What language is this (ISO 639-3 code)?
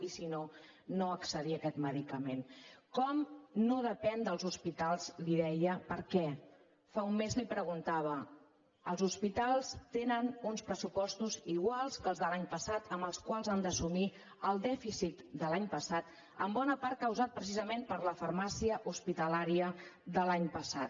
cat